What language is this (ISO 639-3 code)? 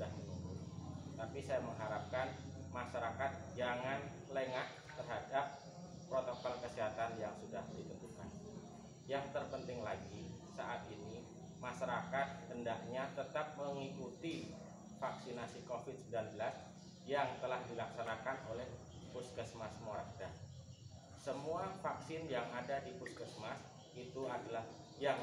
ind